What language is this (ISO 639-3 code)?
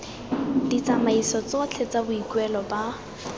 tsn